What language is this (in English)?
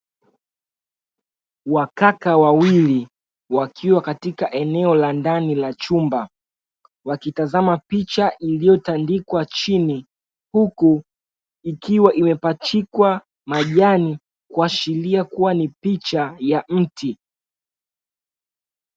Swahili